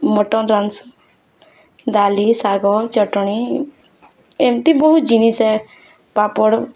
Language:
Odia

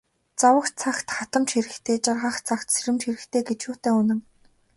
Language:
Mongolian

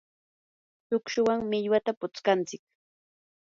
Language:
Yanahuanca Pasco Quechua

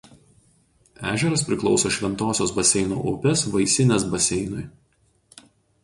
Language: Lithuanian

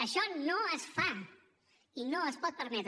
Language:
Catalan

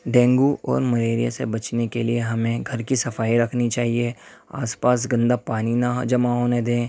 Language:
Urdu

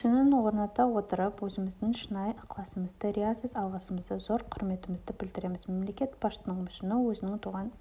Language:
Kazakh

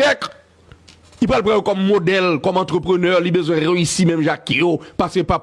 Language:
French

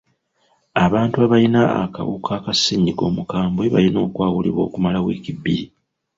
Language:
Ganda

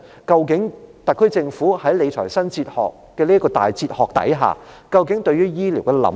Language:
Cantonese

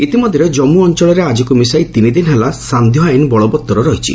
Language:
Odia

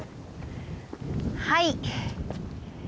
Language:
Japanese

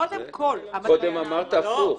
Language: Hebrew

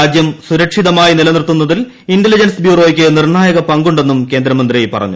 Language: Malayalam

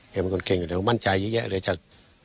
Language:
Thai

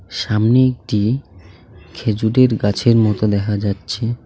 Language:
Bangla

